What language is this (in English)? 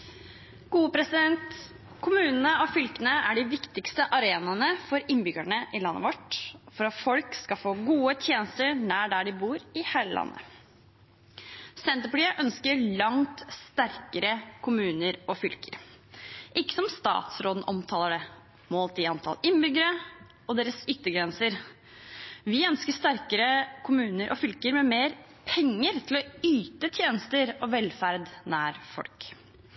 Norwegian Bokmål